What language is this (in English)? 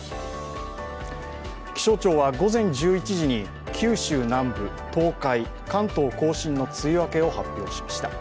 Japanese